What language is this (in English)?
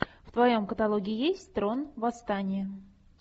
Russian